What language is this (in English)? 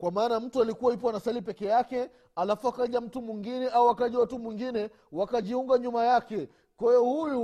Swahili